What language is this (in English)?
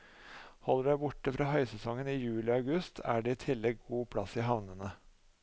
Norwegian